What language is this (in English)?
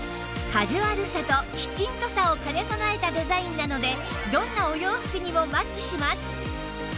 Japanese